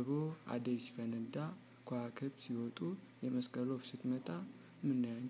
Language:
Romanian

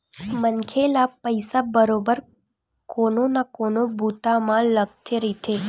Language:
Chhattisgarhi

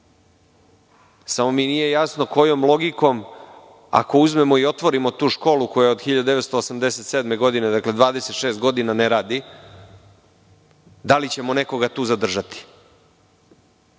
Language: Serbian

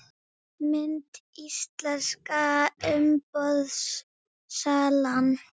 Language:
Icelandic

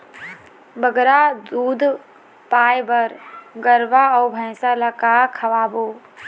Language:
Chhattisgarhi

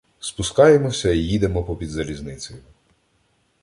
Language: Ukrainian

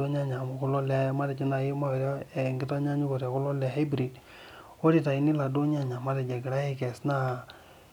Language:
Masai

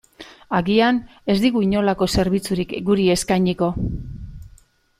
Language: Basque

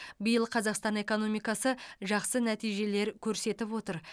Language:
Kazakh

